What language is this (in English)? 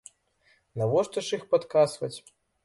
Belarusian